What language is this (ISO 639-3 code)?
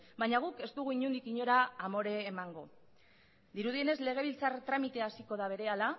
eus